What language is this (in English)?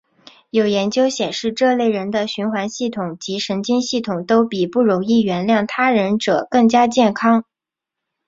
Chinese